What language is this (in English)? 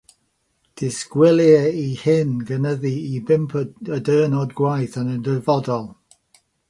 Welsh